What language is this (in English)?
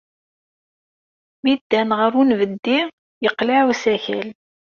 Kabyle